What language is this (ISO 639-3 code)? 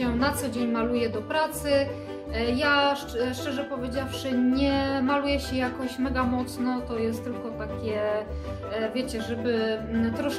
pol